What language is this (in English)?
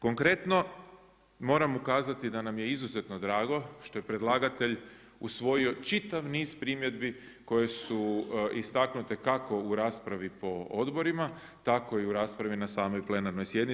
Croatian